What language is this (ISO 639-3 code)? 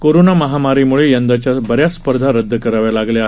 mar